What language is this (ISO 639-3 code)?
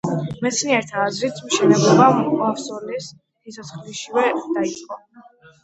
kat